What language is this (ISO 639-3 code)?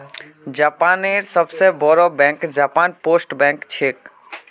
mag